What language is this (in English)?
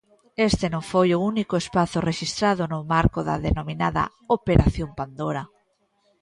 Galician